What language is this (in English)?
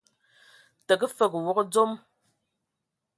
Ewondo